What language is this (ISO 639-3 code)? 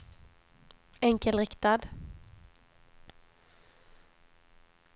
swe